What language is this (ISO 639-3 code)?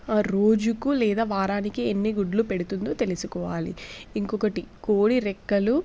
tel